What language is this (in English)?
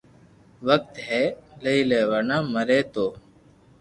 Loarki